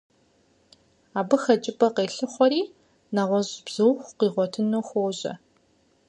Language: Kabardian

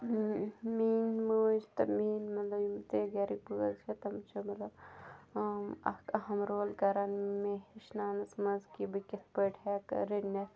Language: Kashmiri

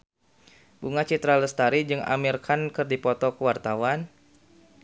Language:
Sundanese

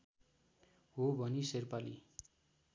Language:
Nepali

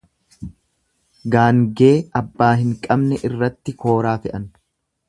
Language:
Oromo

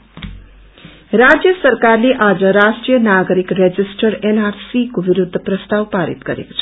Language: Nepali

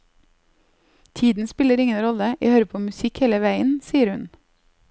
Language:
Norwegian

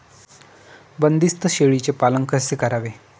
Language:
Marathi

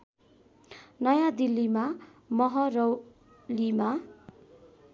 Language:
Nepali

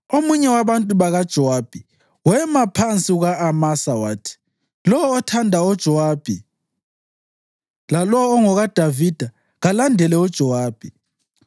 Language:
North Ndebele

